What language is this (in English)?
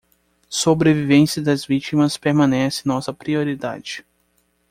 Portuguese